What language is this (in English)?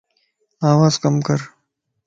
Lasi